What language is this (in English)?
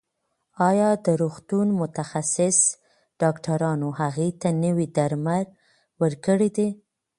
Pashto